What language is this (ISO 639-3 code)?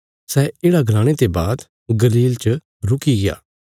kfs